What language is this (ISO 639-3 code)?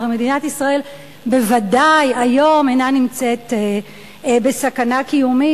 heb